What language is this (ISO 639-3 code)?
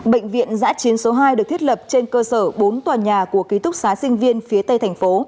vie